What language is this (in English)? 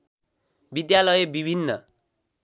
Nepali